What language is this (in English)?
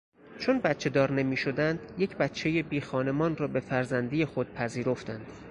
Persian